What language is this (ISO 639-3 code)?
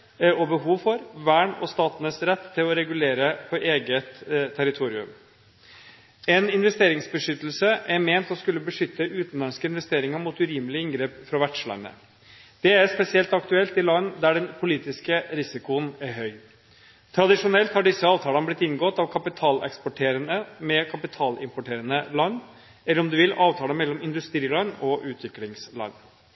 nob